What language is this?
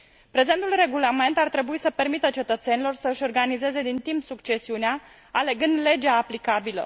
Romanian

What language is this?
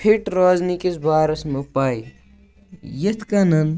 Kashmiri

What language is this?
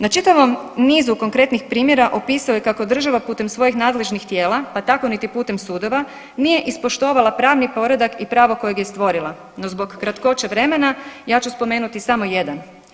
Croatian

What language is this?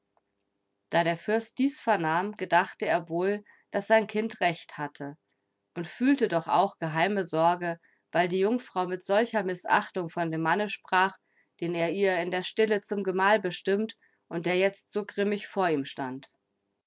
German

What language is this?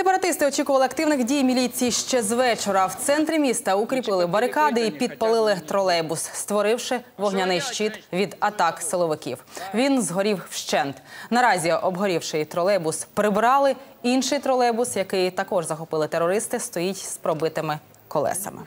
Ukrainian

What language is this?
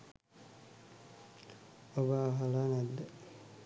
Sinhala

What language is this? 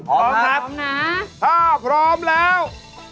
Thai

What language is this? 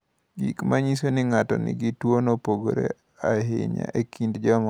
Luo (Kenya and Tanzania)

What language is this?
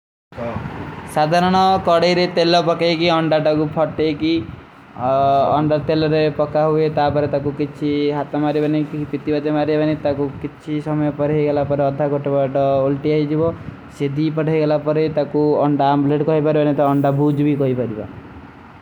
Kui (India)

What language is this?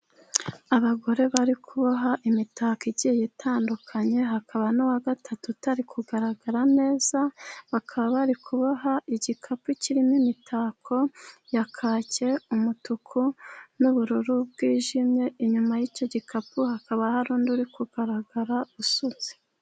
Kinyarwanda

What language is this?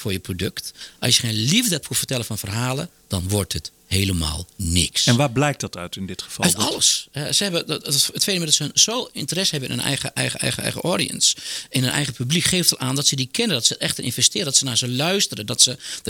Dutch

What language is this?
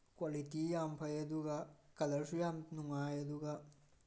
Manipuri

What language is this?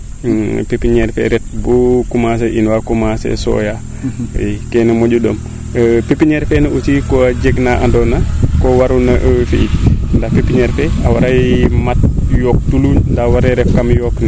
Serer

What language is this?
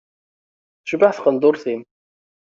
Kabyle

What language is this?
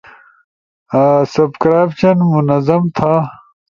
Ushojo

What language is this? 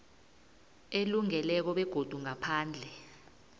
South Ndebele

